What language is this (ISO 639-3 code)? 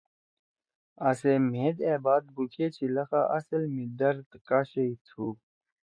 trw